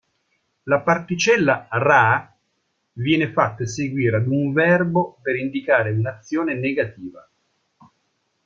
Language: Italian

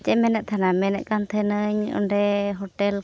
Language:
Santali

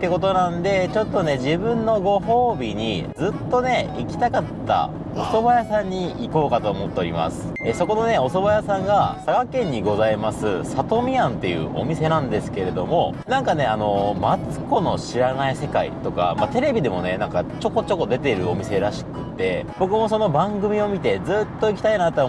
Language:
Japanese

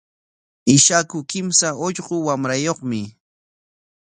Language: Corongo Ancash Quechua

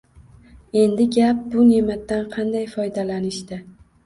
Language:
Uzbek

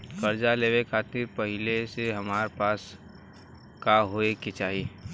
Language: Bhojpuri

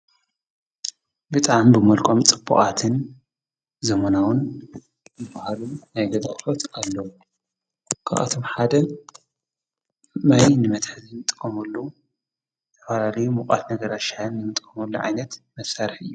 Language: Tigrinya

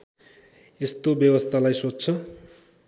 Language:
Nepali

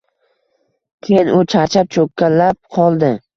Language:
Uzbek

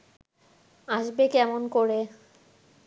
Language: Bangla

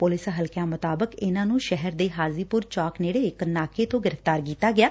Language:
Punjabi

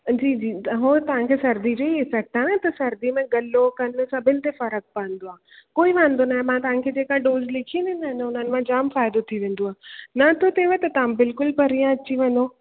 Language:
Sindhi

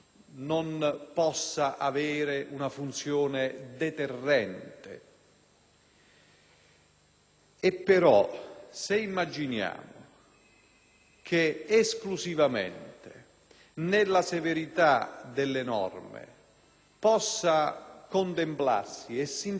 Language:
Italian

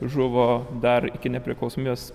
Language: Lithuanian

